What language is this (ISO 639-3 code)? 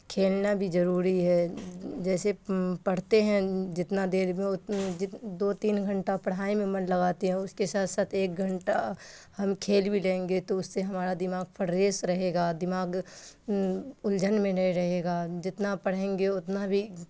urd